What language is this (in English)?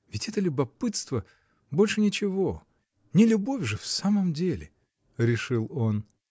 Russian